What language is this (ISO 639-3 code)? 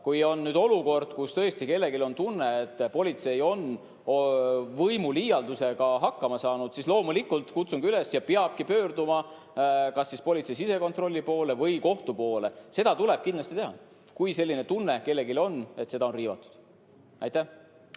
est